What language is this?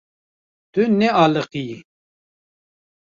Kurdish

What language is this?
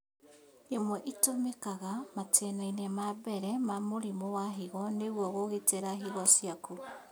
Kikuyu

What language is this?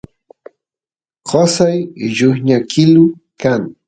Santiago del Estero Quichua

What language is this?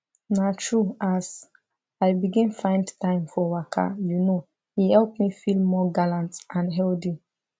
Nigerian Pidgin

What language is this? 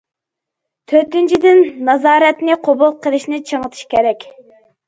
Uyghur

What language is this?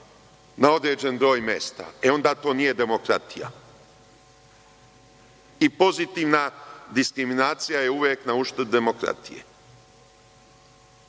Serbian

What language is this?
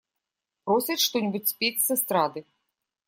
Russian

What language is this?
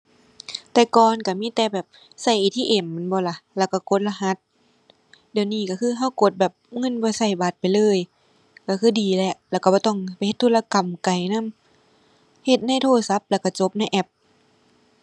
Thai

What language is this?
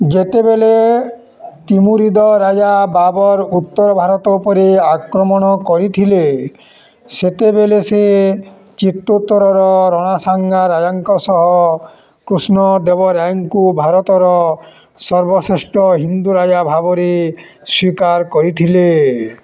Odia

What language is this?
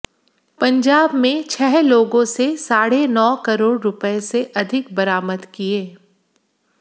Hindi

